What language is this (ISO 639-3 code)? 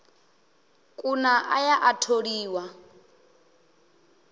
ven